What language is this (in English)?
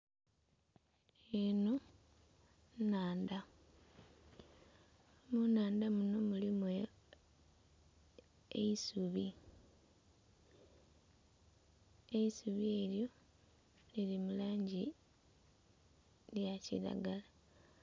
Soga